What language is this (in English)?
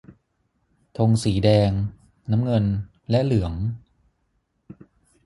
Thai